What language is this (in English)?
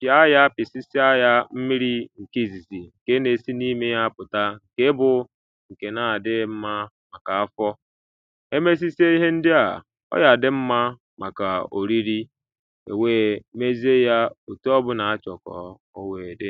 Igbo